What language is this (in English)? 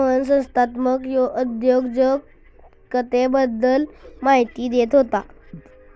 Marathi